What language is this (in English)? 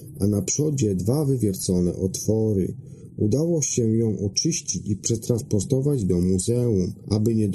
Polish